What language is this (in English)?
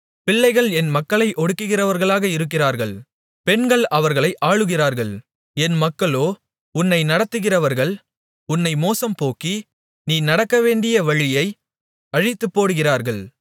Tamil